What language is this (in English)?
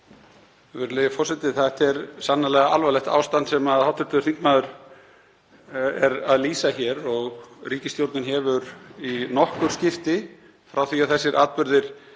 Icelandic